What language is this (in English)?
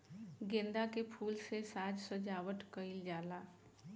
Bhojpuri